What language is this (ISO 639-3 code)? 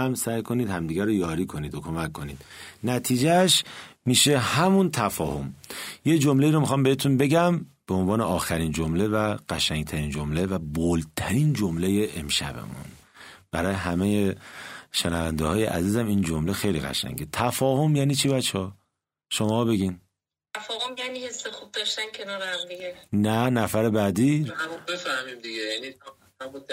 fas